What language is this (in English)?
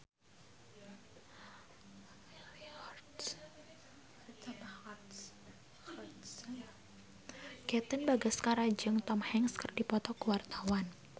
Sundanese